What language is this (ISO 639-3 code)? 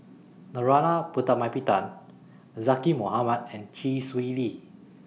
eng